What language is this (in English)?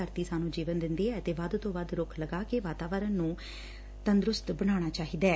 Punjabi